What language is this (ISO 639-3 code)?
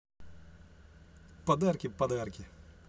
rus